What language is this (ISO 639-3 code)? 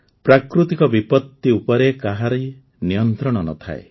ori